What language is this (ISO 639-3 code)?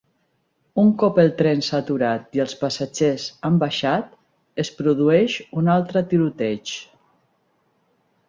cat